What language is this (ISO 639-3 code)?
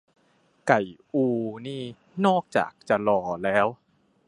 tha